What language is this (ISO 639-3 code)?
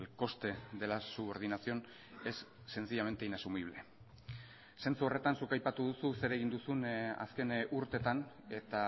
eus